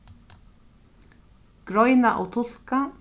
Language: Faroese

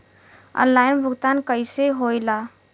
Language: Bhojpuri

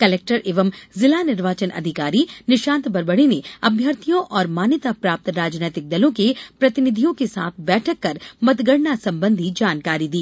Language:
Hindi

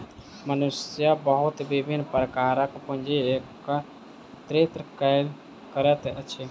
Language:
Maithili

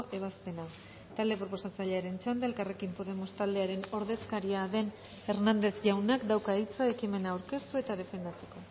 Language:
Basque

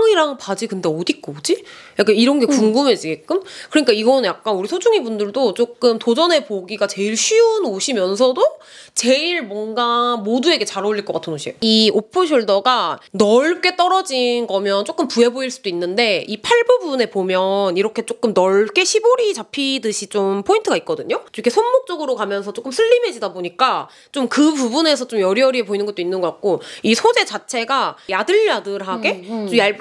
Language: Korean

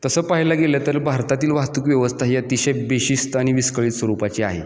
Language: Marathi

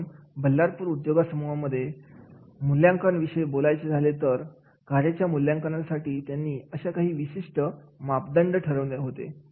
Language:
Marathi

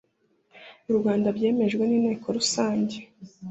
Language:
Kinyarwanda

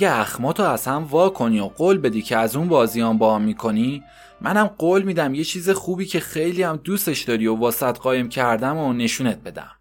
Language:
Persian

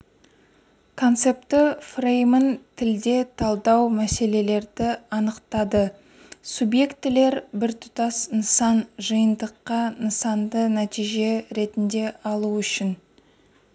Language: Kazakh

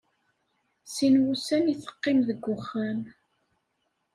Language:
Kabyle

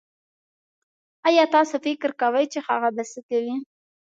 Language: Pashto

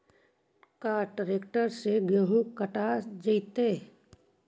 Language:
Magahi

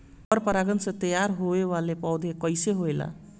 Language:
Bhojpuri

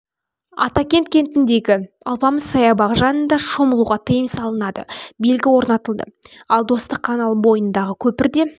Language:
Kazakh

